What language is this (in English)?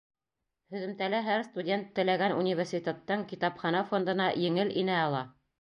Bashkir